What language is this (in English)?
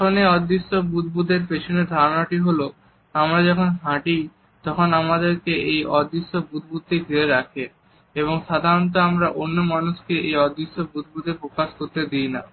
Bangla